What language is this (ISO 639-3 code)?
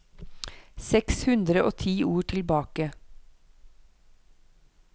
nor